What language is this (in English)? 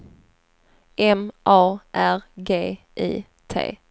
Swedish